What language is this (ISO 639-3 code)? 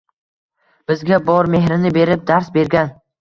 uzb